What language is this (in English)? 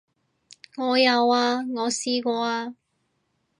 Cantonese